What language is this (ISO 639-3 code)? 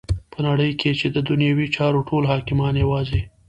pus